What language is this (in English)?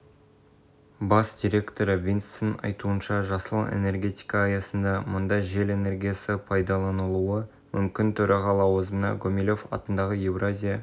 Kazakh